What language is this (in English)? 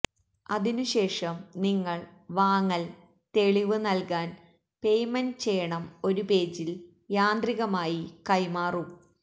Malayalam